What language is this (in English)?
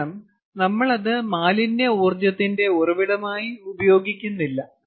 Malayalam